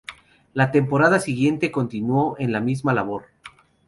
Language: Spanish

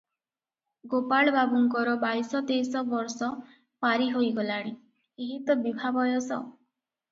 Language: Odia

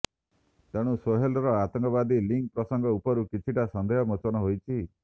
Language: Odia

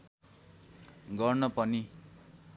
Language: Nepali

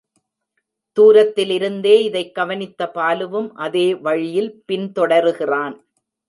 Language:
Tamil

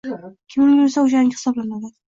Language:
Uzbek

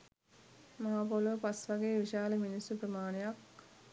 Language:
Sinhala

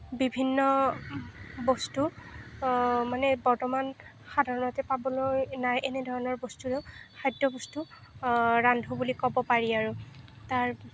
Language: Assamese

